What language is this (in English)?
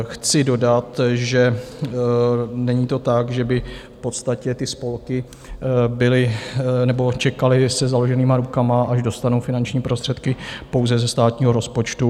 Czech